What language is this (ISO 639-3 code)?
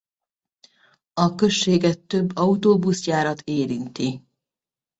hun